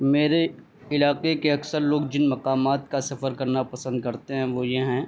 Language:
Urdu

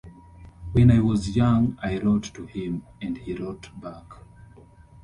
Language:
English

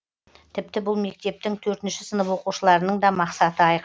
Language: Kazakh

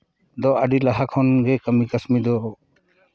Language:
Santali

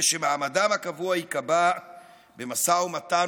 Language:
Hebrew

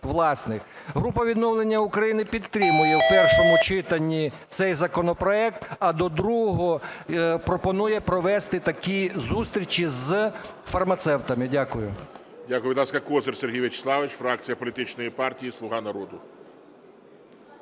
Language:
Ukrainian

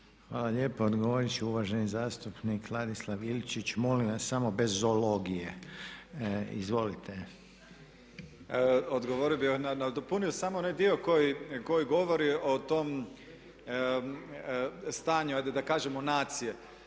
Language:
Croatian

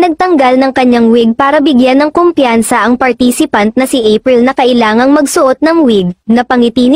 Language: Filipino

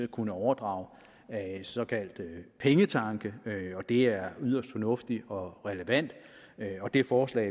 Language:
Danish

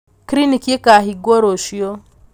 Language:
Kikuyu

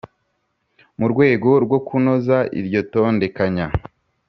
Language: Kinyarwanda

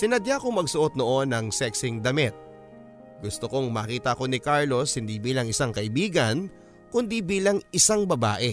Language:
Filipino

